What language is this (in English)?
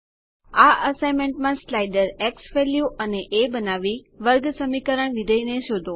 Gujarati